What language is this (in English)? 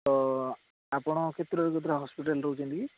Odia